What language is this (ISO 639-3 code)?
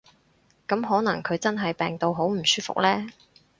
yue